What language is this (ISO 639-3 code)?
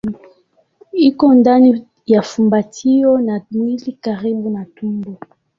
swa